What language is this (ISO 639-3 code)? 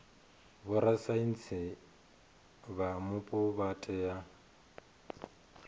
ven